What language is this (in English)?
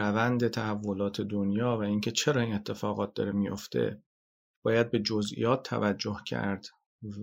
Persian